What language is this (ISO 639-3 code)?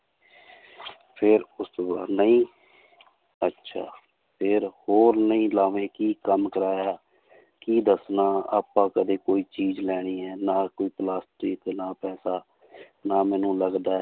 pan